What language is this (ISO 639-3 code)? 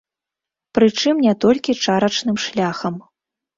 bel